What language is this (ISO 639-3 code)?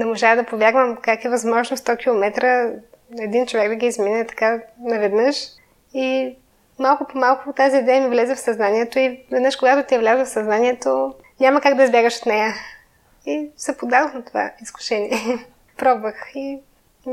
bul